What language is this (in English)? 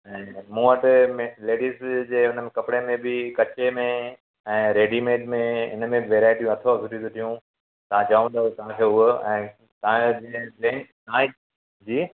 Sindhi